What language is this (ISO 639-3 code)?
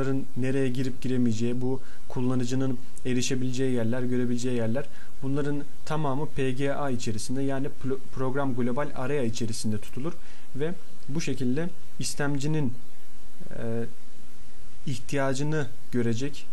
tur